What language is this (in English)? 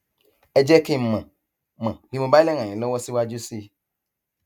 Yoruba